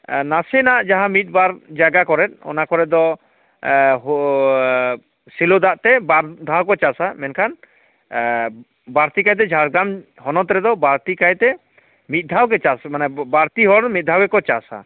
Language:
Santali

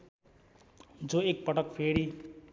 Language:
Nepali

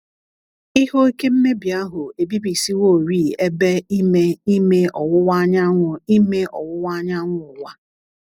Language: Igbo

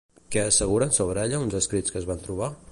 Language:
Catalan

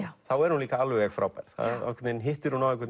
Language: Icelandic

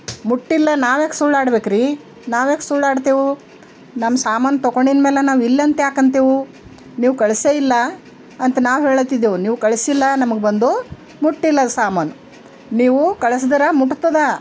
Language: Kannada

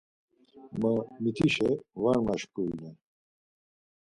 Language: Laz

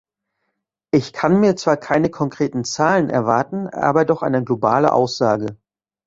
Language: German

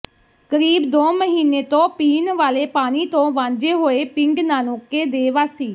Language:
Punjabi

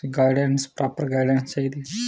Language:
Dogri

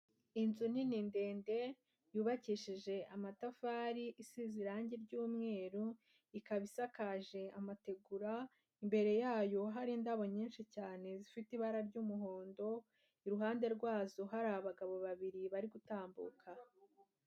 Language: Kinyarwanda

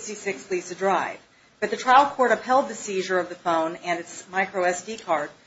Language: English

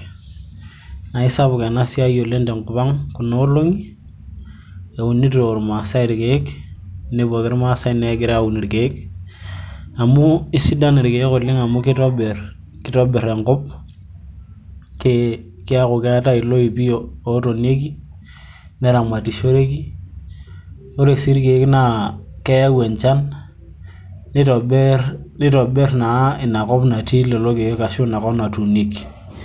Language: Masai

